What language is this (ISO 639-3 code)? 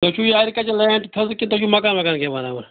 kas